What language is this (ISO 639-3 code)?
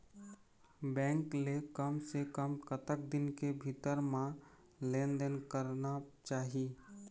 hne